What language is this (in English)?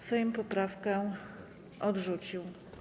Polish